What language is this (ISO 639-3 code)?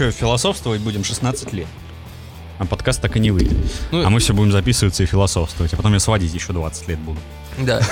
rus